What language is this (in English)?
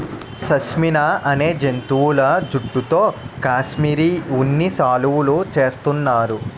Telugu